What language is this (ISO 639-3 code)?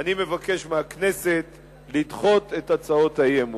heb